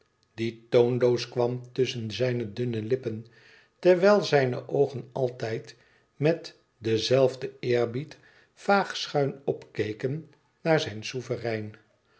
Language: Dutch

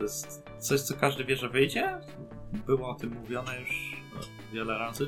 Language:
Polish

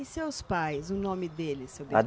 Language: Portuguese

